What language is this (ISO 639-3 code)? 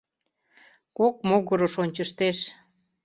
chm